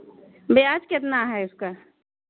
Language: Hindi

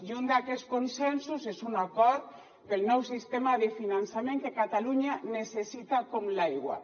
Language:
Catalan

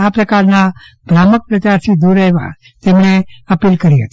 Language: Gujarati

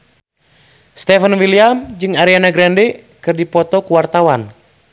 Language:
Sundanese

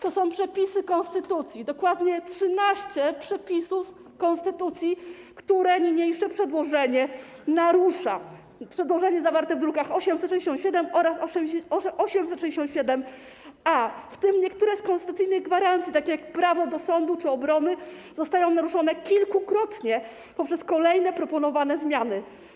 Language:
Polish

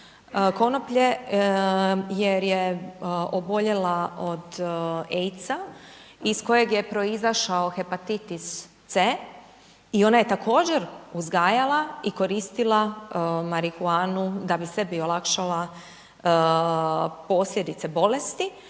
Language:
Croatian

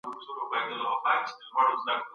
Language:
Pashto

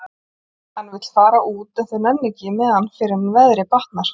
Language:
Icelandic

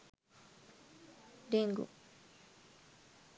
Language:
Sinhala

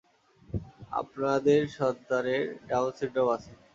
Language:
Bangla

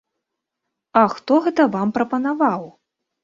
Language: Belarusian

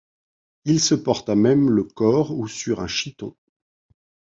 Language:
French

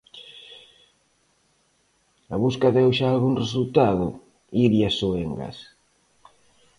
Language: Galician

